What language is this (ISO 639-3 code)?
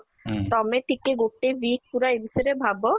ori